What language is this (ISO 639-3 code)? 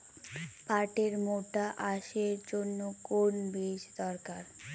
ben